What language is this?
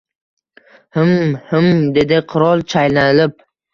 Uzbek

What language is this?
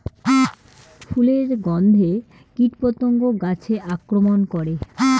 Bangla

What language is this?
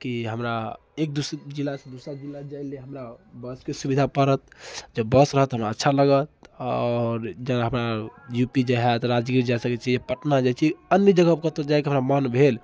Maithili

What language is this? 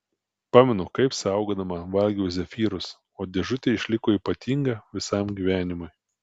Lithuanian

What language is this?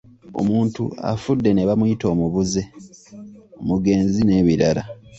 Ganda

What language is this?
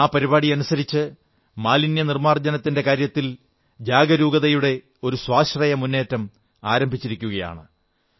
Malayalam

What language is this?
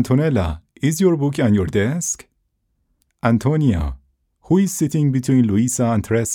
Persian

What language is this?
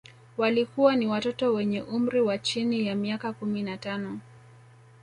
Swahili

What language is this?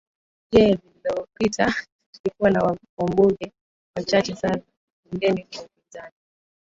Swahili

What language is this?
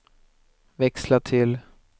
Swedish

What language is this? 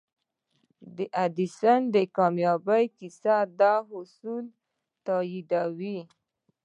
Pashto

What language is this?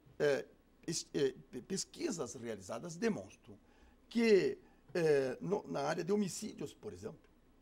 Portuguese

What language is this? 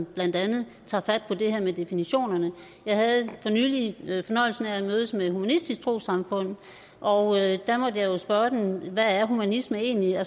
Danish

